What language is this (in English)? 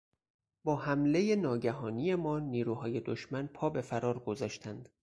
Persian